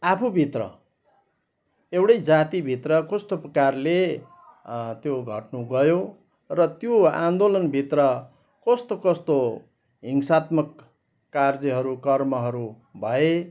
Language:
Nepali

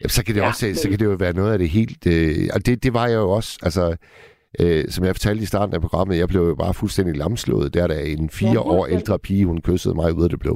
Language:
Danish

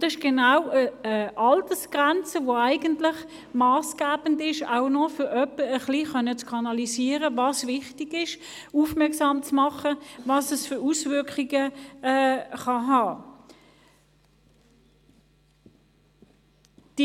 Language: Swiss German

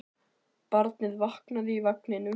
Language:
Icelandic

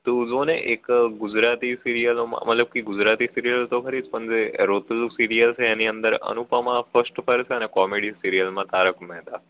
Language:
Gujarati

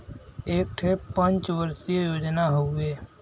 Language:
Bhojpuri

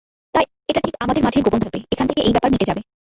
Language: Bangla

